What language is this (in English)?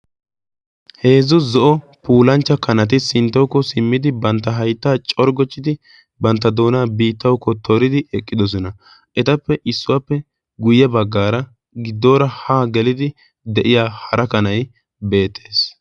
Wolaytta